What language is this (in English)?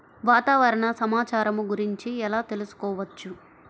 Telugu